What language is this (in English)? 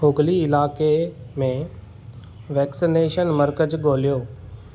Sindhi